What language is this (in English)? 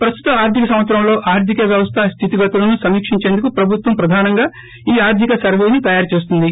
Telugu